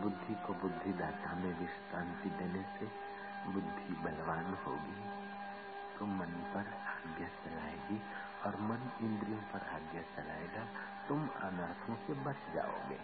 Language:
Hindi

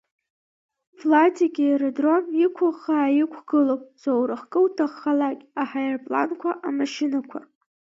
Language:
Abkhazian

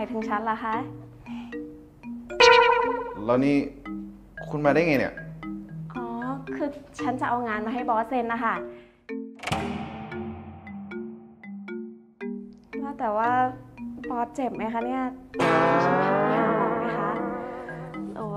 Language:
Thai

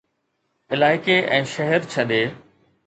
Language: Sindhi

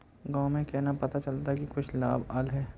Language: Magahi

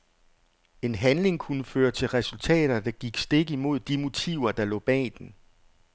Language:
Danish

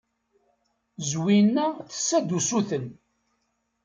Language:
Kabyle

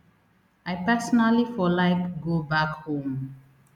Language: Nigerian Pidgin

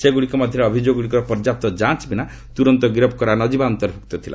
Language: Odia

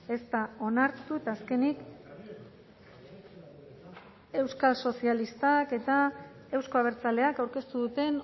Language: Basque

